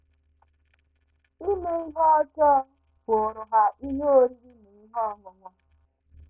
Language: Igbo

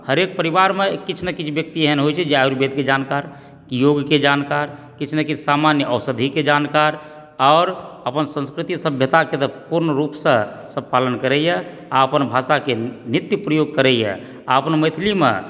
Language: Maithili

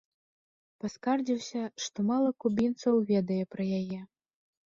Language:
Belarusian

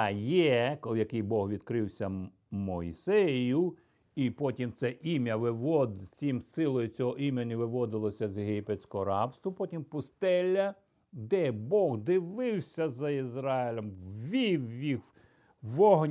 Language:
Ukrainian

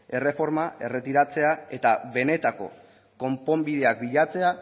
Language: Basque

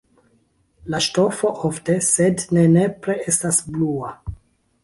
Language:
Esperanto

